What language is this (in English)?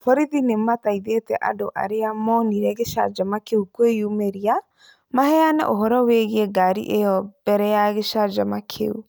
Kikuyu